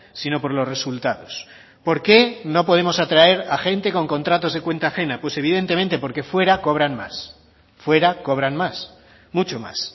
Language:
Spanish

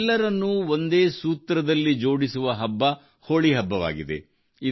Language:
Kannada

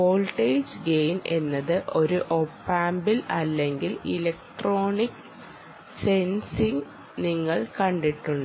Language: Malayalam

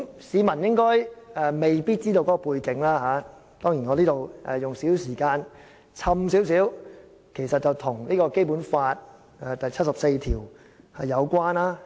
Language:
Cantonese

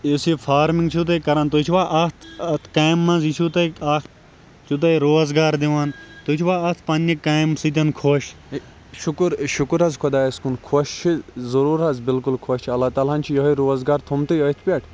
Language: Kashmiri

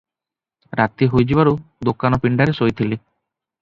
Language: Odia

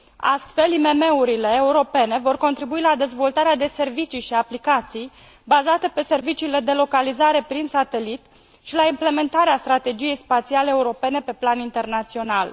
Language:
Romanian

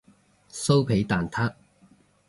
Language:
Cantonese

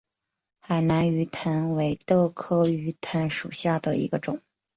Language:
Chinese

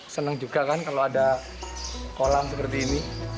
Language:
Indonesian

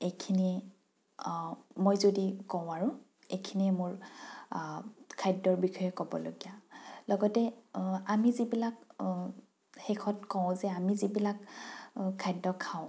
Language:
Assamese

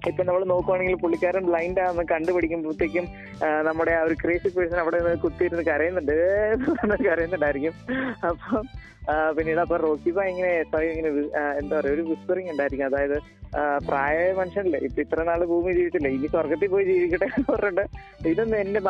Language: Malayalam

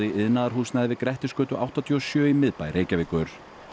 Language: Icelandic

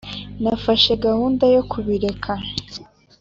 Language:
Kinyarwanda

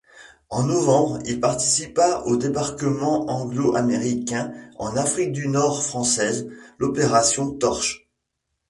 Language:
French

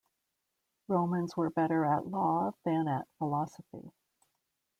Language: English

